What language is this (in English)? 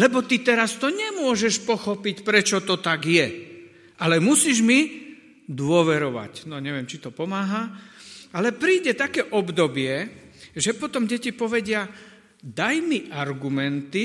Slovak